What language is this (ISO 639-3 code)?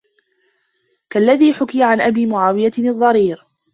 ara